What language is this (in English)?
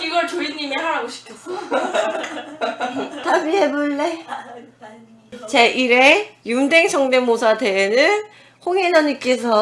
Korean